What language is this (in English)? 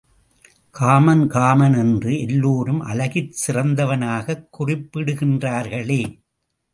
Tamil